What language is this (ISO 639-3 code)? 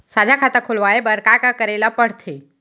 hne